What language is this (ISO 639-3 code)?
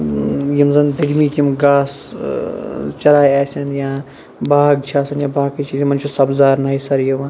kas